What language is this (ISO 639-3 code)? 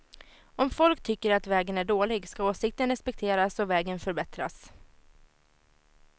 swe